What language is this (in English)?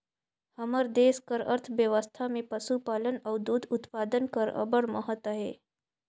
Chhattisgarhi